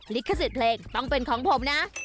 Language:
Thai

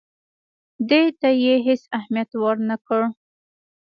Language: Pashto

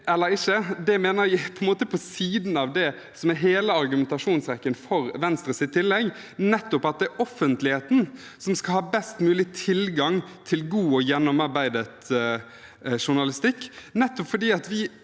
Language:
Norwegian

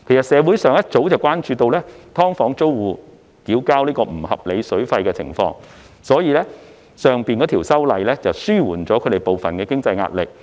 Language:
Cantonese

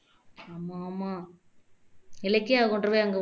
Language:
Tamil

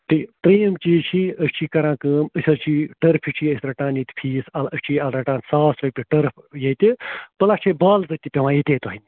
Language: Kashmiri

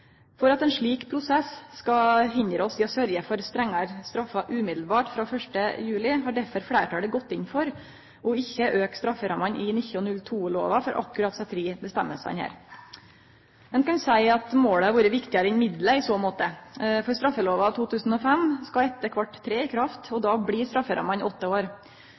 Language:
Norwegian Nynorsk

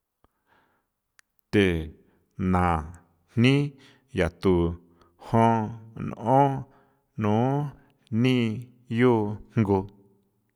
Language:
San Felipe Otlaltepec Popoloca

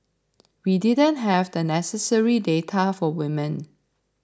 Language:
English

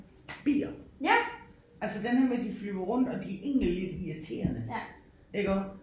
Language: Danish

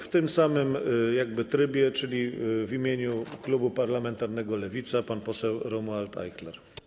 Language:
Polish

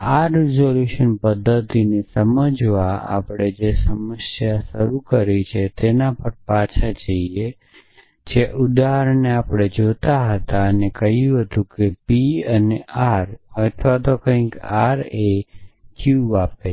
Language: Gujarati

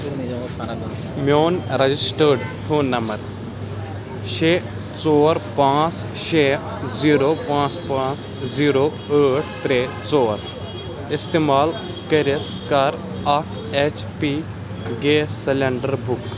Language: Kashmiri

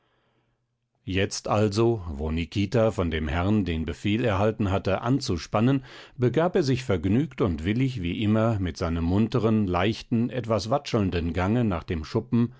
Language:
German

